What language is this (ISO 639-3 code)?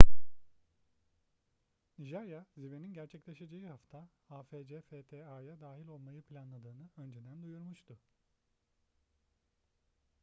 tur